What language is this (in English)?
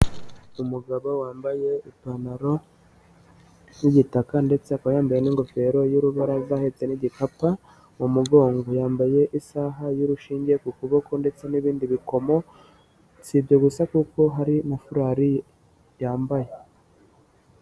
Kinyarwanda